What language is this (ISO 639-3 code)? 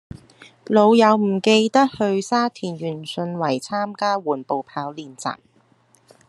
yue